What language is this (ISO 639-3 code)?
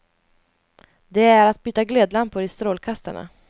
swe